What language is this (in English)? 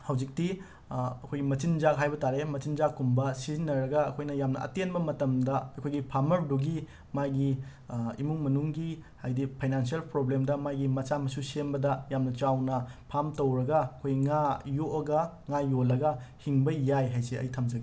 Manipuri